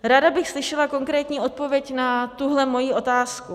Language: Czech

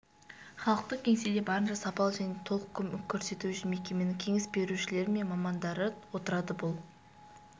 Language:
Kazakh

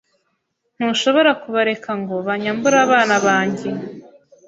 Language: Kinyarwanda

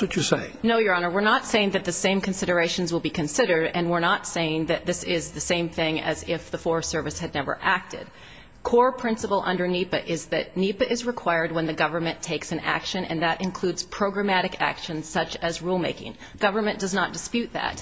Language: English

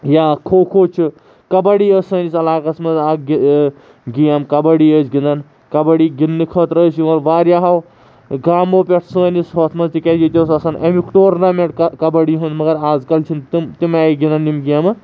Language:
Kashmiri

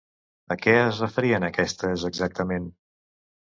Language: Catalan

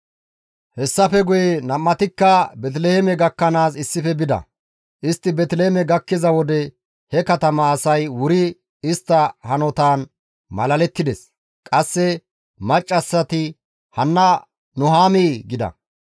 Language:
Gamo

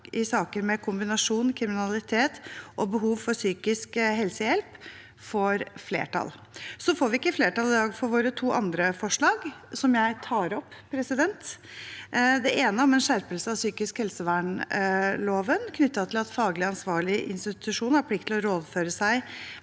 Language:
Norwegian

